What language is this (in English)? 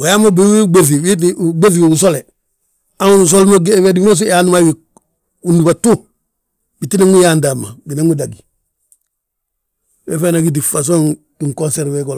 Balanta-Ganja